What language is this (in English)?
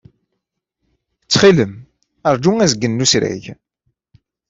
Kabyle